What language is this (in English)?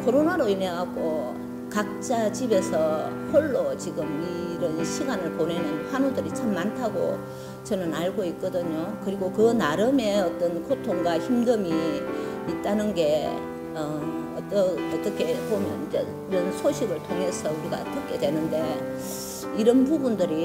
Korean